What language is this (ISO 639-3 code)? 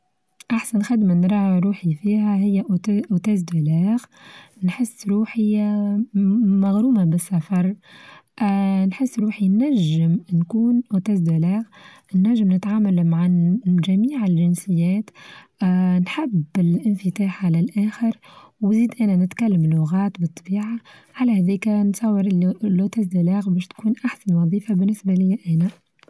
aeb